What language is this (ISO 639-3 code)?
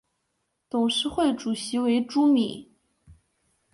zho